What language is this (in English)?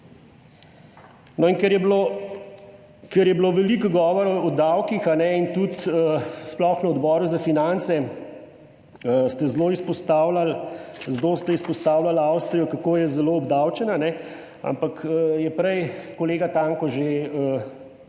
Slovenian